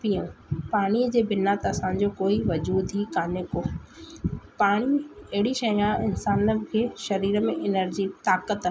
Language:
Sindhi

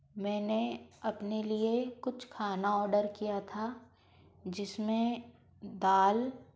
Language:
Hindi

